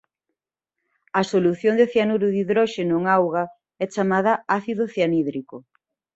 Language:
Galician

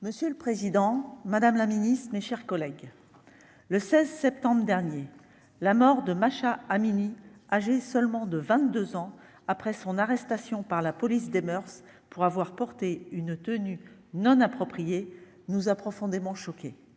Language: French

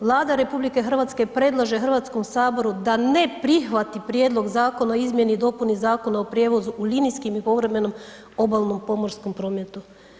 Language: Croatian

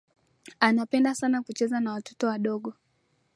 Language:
Swahili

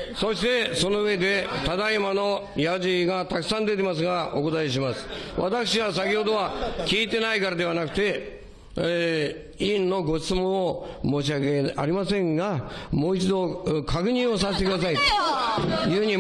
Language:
Japanese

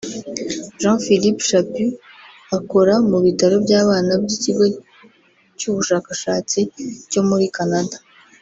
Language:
Kinyarwanda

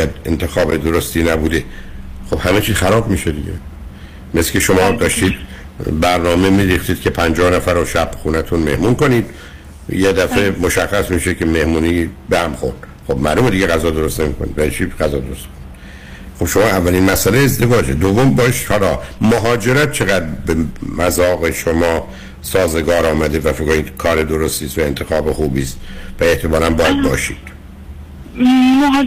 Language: Persian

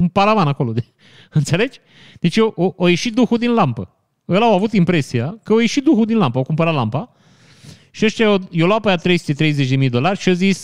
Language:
Romanian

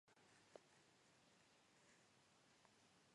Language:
Georgian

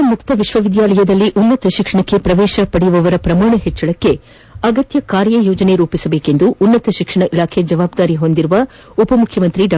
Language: Kannada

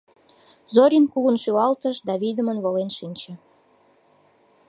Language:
Mari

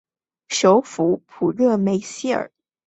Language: Chinese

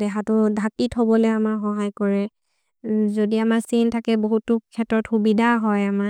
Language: Maria (India)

